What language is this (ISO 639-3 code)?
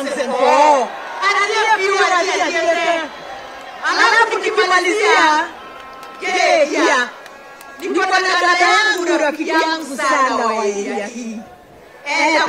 ind